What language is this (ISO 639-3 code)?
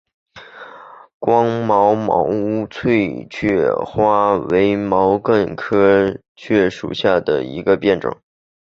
zho